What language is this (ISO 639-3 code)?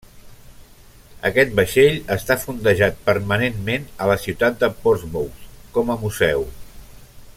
cat